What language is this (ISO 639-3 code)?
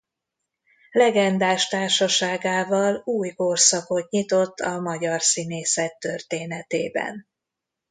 hun